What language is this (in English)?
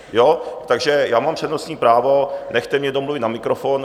Czech